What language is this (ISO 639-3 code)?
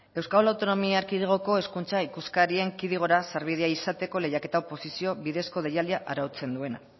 eus